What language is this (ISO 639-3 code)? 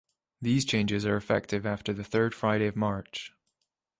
eng